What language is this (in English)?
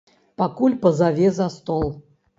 Belarusian